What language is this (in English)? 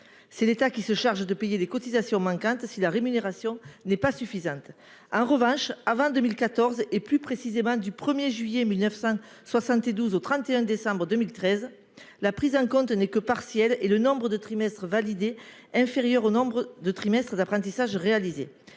French